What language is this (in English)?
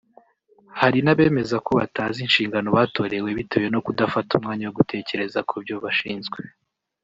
Kinyarwanda